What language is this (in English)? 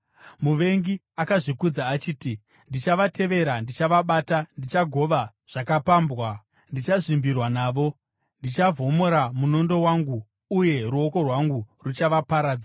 Shona